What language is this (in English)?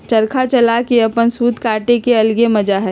Magahi